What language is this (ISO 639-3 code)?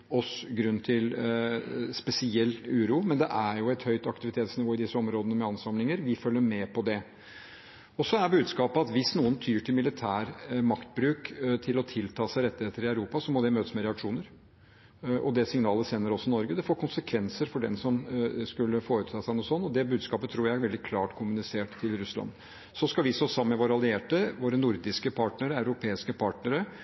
nob